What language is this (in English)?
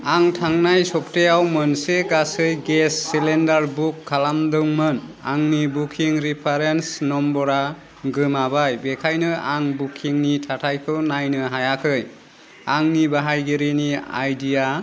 Bodo